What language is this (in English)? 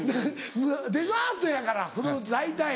Japanese